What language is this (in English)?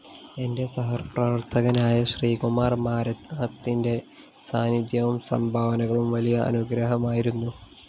Malayalam